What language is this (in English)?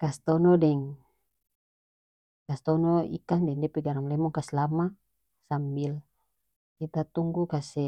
North Moluccan Malay